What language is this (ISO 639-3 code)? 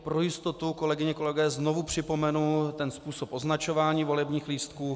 ces